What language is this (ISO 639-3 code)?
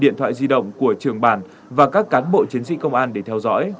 vie